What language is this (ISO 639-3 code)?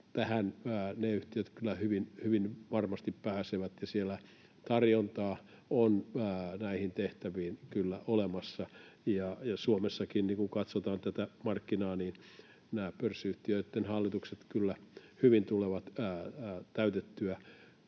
fin